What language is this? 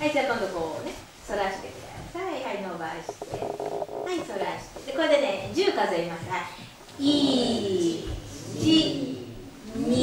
Japanese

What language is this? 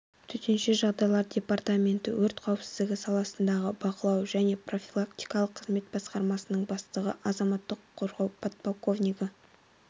Kazakh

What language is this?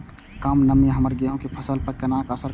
Maithili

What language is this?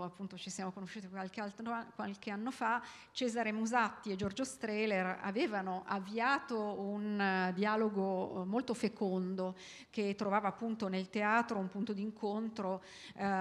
Italian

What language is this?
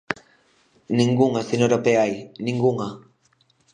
Galician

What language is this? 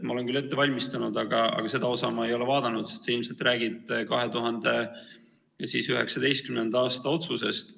Estonian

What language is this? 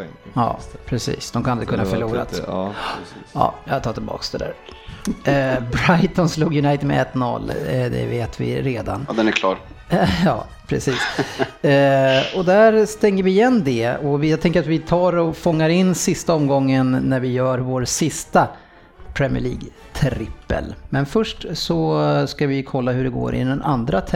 Swedish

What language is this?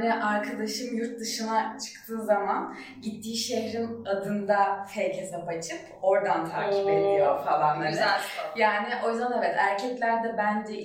Turkish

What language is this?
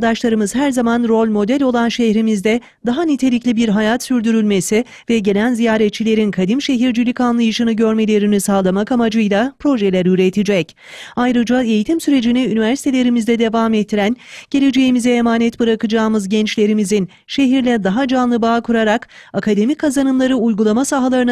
Turkish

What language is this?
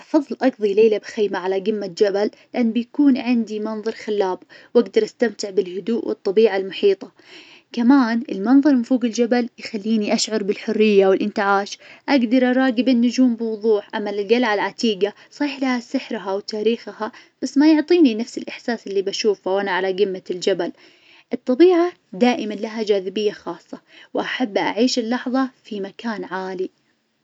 Najdi Arabic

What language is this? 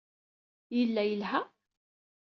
Kabyle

